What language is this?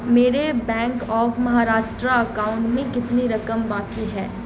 Urdu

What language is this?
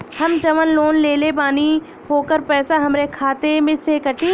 Bhojpuri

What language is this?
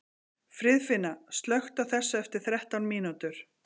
Icelandic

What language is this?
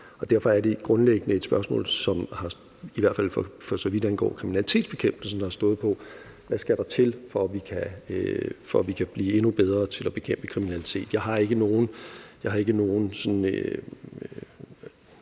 Danish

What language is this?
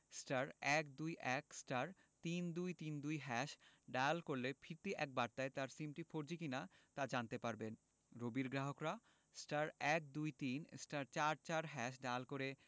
Bangla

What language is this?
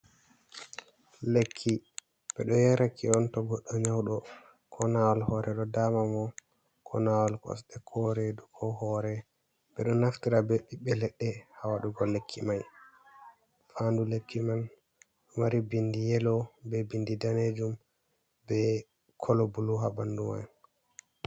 Fula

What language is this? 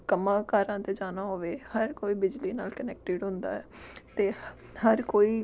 Punjabi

